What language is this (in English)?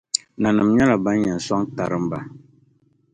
Dagbani